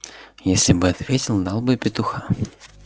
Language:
Russian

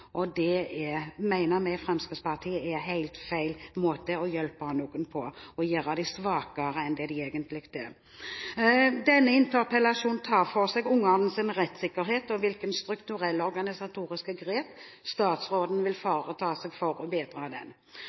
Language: Norwegian Bokmål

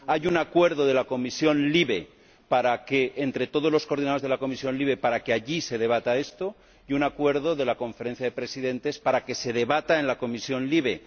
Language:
Spanish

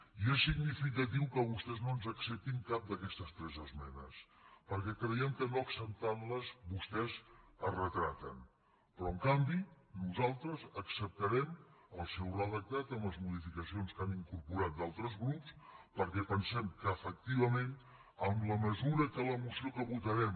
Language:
Catalan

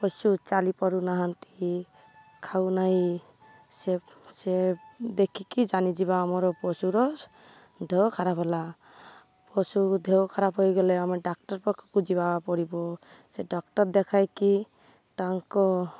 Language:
Odia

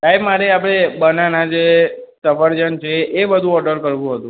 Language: Gujarati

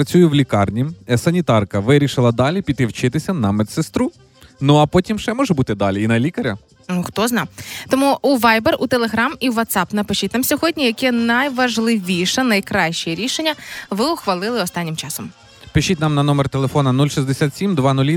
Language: Ukrainian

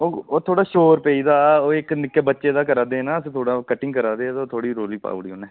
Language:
Dogri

